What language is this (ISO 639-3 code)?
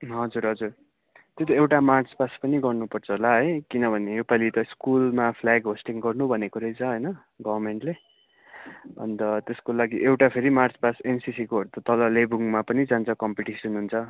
nep